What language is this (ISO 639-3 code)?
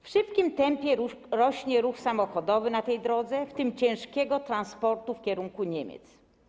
pol